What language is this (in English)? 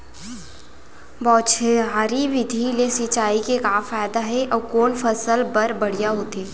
Chhattisgarhi